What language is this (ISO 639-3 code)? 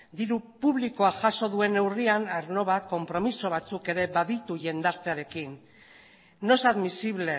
eus